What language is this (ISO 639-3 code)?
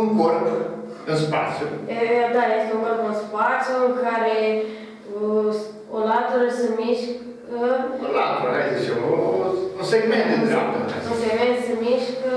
ron